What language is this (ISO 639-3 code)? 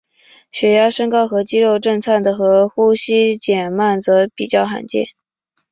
zho